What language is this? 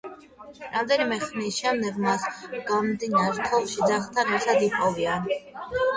Georgian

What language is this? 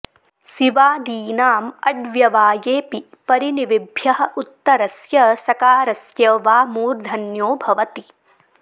Sanskrit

